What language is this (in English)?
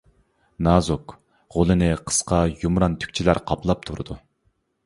Uyghur